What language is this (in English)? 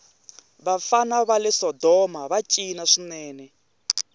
Tsonga